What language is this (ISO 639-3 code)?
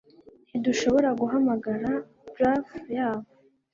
kin